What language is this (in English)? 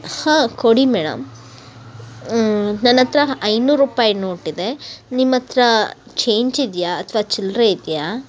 Kannada